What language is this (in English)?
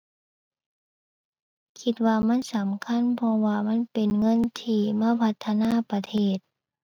Thai